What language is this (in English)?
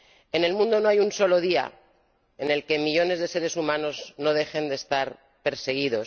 Spanish